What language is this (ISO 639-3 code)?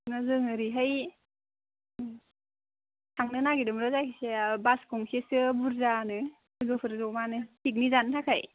brx